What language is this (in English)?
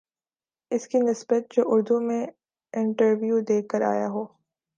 Urdu